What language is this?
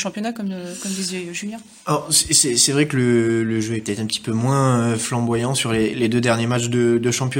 French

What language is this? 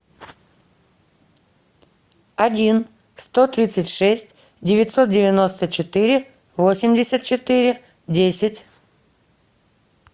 Russian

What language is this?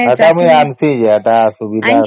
Odia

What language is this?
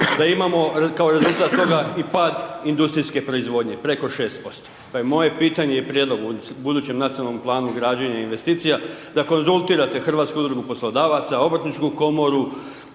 Croatian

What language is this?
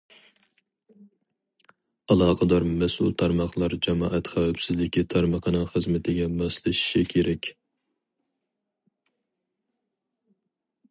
Uyghur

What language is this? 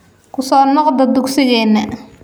Somali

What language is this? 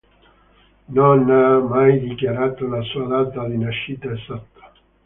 Italian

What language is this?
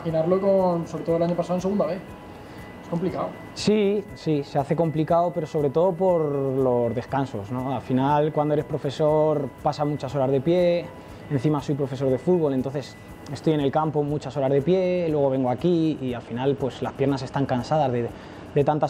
Spanish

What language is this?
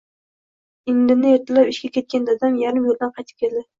Uzbek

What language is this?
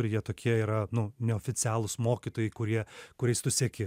Lithuanian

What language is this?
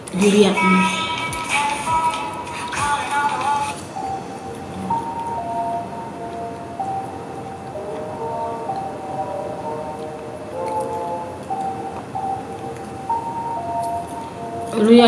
Indonesian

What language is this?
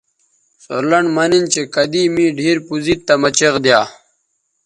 Bateri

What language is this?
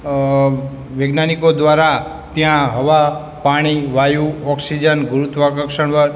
Gujarati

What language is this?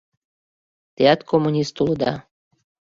Mari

